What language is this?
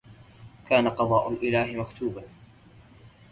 Arabic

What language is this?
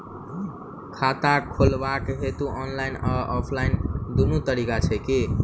Maithili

